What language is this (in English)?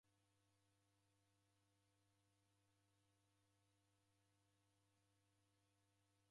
Taita